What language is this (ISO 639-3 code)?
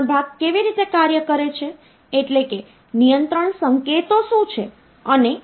guj